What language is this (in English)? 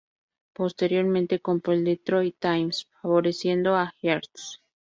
Spanish